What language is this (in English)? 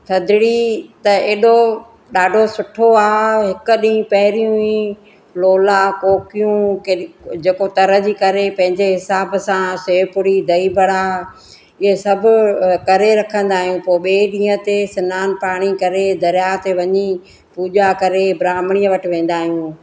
Sindhi